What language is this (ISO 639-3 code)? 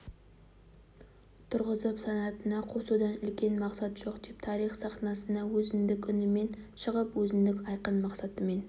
kaz